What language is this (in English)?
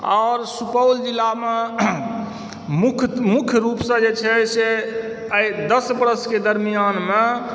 Maithili